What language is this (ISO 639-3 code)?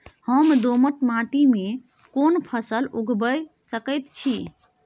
mai